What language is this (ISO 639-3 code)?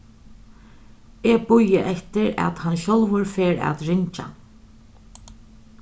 fao